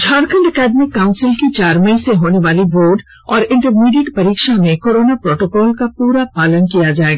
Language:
Hindi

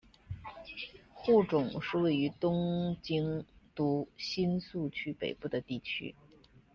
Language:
Chinese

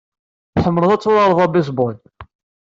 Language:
Kabyle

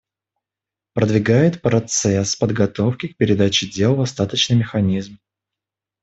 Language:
Russian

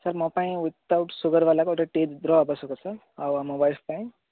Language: Odia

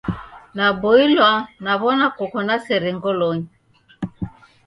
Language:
Taita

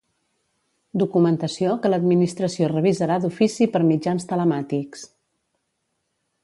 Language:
Catalan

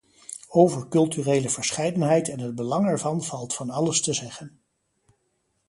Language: Dutch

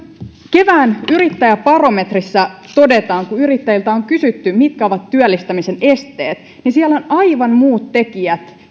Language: Finnish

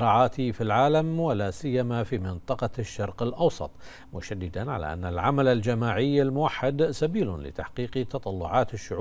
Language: Arabic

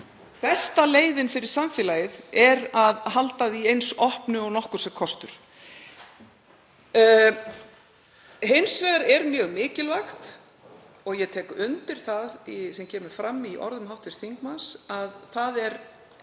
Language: Icelandic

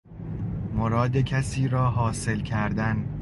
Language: Persian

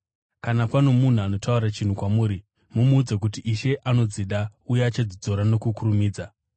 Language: Shona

